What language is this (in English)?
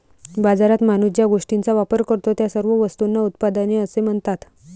Marathi